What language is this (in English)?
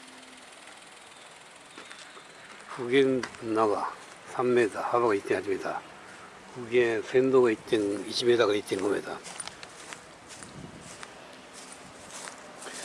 Japanese